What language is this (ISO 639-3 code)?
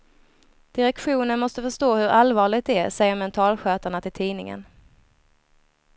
swe